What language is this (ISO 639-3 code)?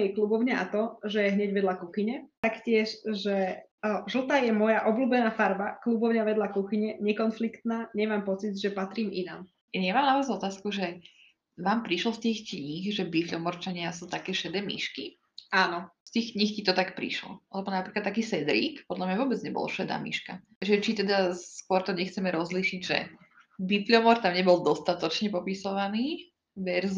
slk